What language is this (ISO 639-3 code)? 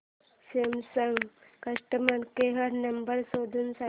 mar